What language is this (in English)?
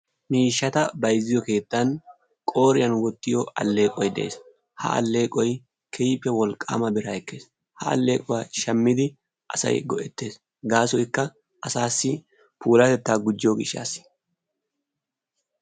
Wolaytta